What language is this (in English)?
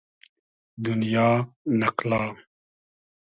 Hazaragi